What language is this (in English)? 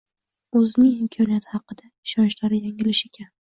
Uzbek